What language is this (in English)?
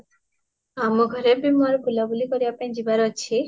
Odia